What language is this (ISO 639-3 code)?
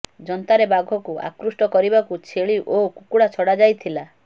ori